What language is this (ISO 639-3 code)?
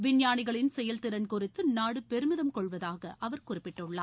tam